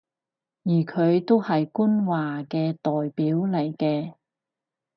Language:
Cantonese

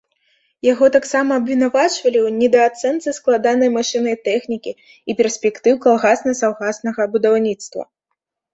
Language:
Belarusian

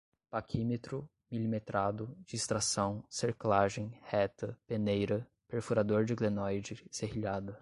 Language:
Portuguese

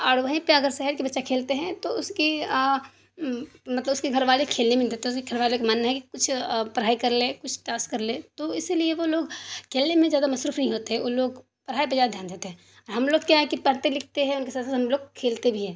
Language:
Urdu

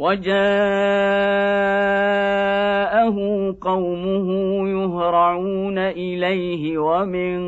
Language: Arabic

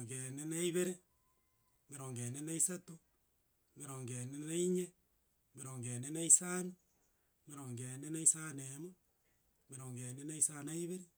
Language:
Gusii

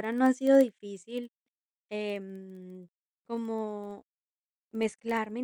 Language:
Spanish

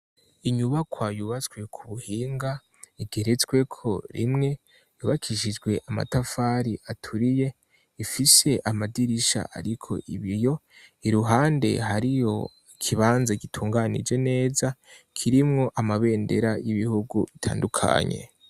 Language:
Rundi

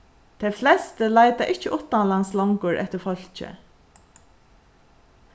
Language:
Faroese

